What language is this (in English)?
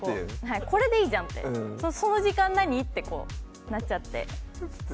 Japanese